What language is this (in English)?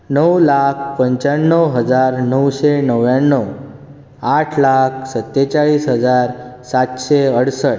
Konkani